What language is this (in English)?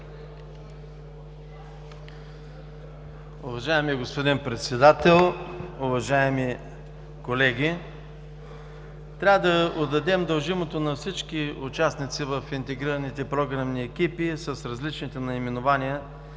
Bulgarian